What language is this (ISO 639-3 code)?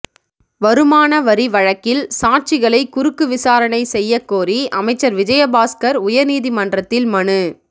tam